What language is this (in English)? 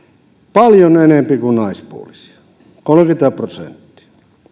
Finnish